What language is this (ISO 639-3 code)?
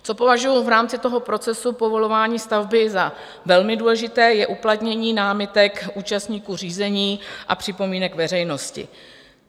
ces